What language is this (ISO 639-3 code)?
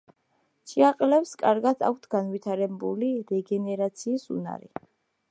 kat